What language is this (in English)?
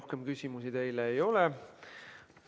Estonian